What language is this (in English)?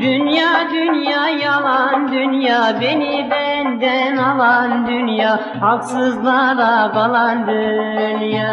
Turkish